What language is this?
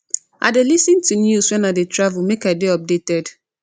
Nigerian Pidgin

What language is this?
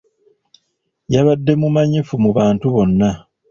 Ganda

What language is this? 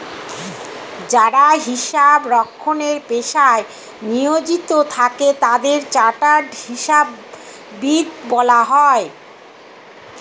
Bangla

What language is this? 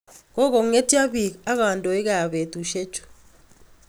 Kalenjin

